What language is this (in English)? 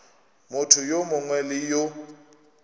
Northern Sotho